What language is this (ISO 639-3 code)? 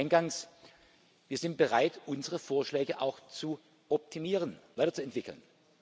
deu